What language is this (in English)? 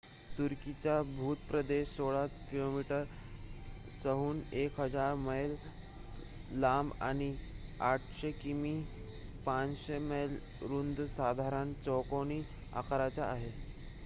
Marathi